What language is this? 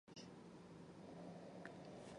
Chinese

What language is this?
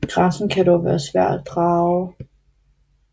Danish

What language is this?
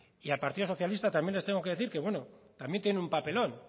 Spanish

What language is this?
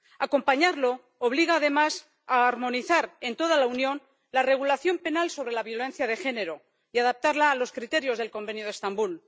Spanish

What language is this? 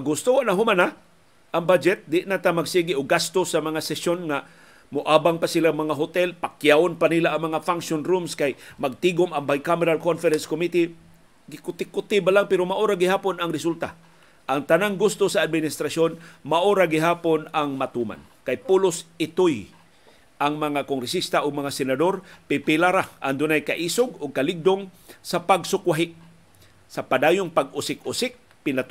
Filipino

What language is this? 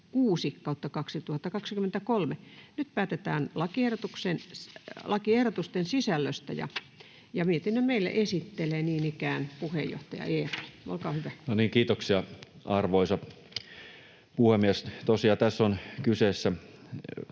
Finnish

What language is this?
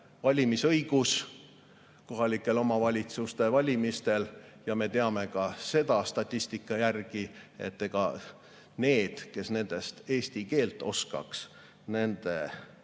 Estonian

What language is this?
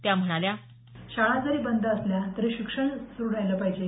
Marathi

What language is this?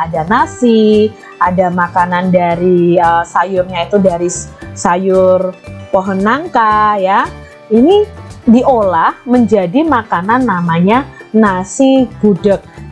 Indonesian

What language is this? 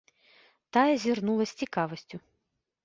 Belarusian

